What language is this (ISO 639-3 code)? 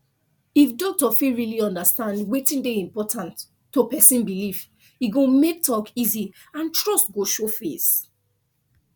pcm